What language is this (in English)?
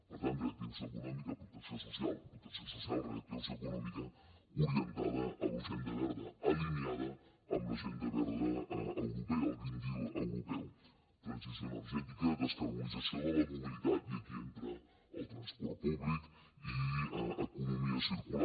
Catalan